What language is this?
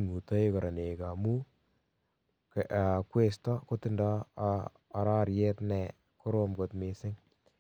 Kalenjin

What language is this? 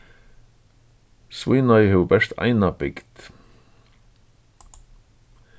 Faroese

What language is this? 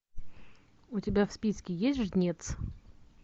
Russian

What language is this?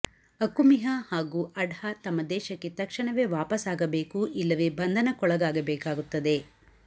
Kannada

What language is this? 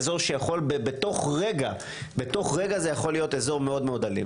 Hebrew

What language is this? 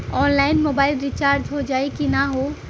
Bhojpuri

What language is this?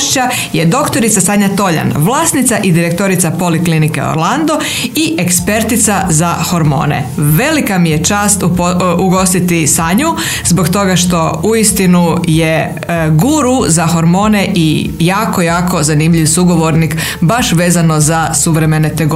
Croatian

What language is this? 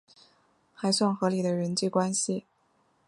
Chinese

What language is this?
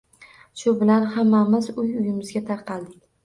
Uzbek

